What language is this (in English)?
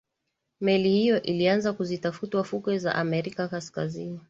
Swahili